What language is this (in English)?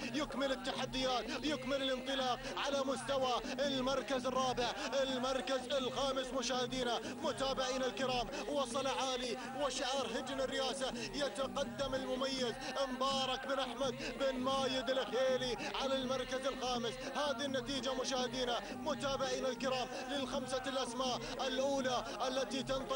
Arabic